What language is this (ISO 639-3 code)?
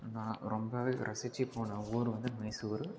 tam